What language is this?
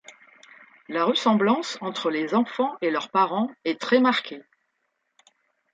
French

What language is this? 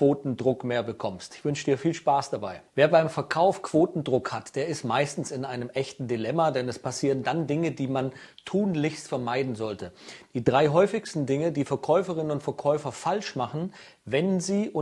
German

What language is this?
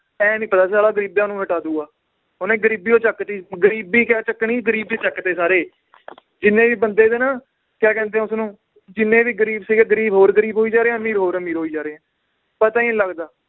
Punjabi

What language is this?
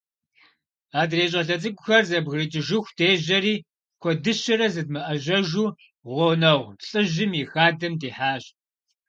Kabardian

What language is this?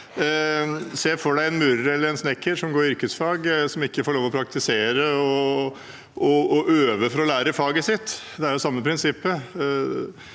Norwegian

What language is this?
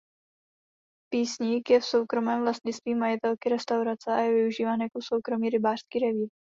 Czech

